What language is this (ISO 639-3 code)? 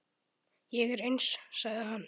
isl